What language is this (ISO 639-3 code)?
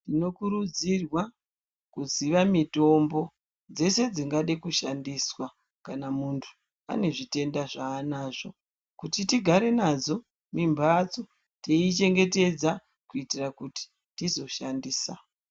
ndc